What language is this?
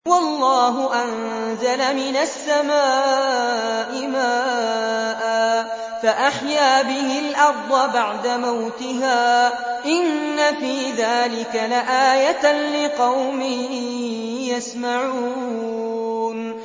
Arabic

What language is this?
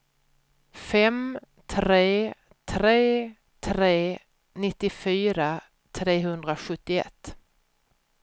Swedish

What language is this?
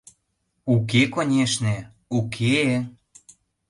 Mari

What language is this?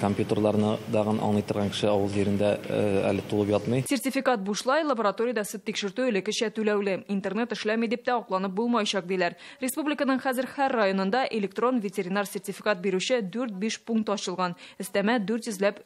Russian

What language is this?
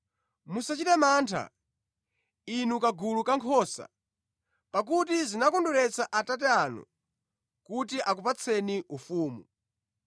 Nyanja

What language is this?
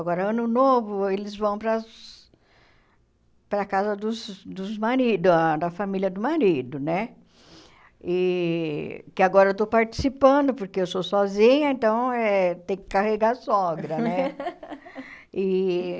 Portuguese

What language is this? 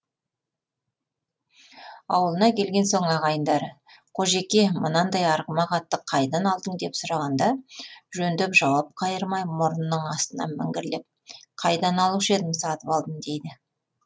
Kazakh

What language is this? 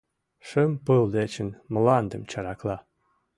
Mari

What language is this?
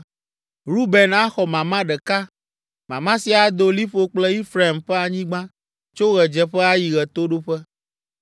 Ewe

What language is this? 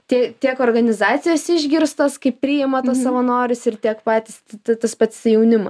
Lithuanian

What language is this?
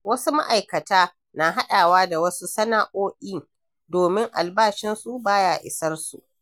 Hausa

